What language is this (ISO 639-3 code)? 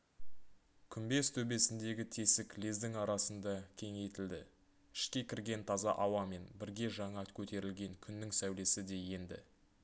kaz